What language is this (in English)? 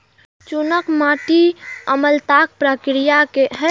Maithili